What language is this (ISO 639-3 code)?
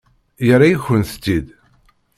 kab